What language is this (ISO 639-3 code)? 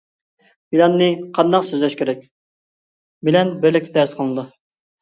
uig